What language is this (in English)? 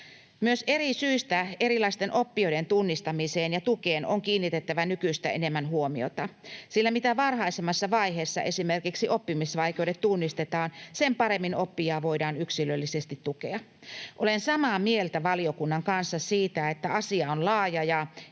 Finnish